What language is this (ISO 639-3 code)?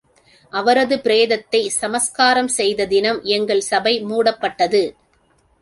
tam